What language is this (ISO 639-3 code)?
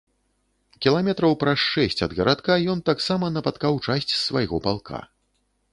bel